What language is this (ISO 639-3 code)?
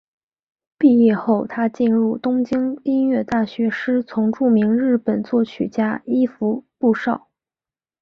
zho